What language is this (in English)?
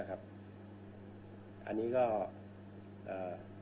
Thai